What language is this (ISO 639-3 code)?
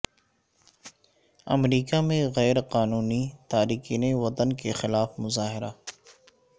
urd